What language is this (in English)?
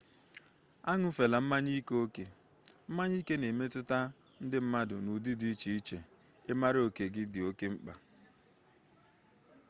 Igbo